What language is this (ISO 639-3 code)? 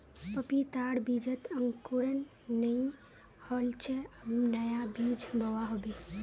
mag